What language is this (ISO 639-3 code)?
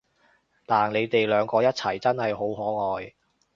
yue